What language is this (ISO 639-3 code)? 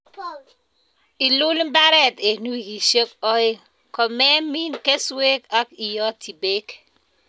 kln